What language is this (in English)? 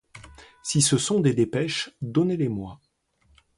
French